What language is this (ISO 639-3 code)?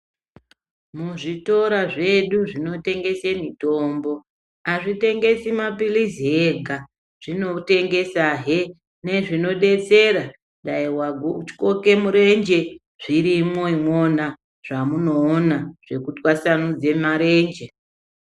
ndc